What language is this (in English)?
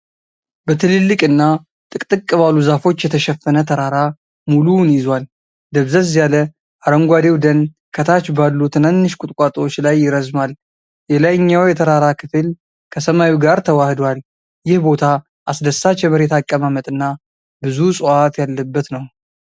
Amharic